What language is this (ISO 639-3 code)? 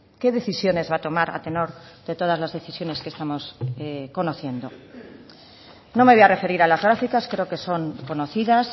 spa